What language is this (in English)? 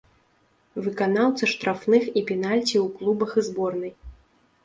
Belarusian